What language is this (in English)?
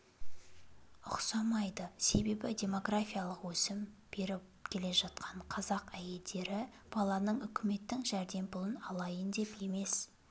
Kazakh